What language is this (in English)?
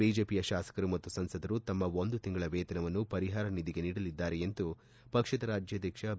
Kannada